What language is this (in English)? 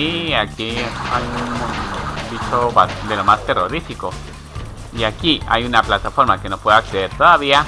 Spanish